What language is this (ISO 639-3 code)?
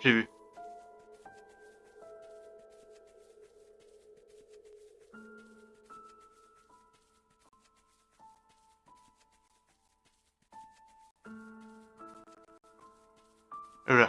fra